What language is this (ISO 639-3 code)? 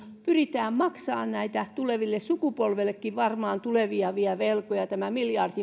fin